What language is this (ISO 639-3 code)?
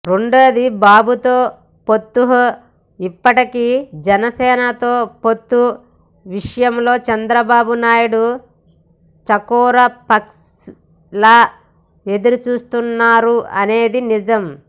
tel